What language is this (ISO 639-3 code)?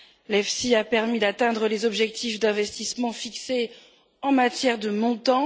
fra